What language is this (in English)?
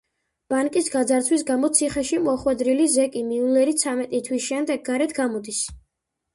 Georgian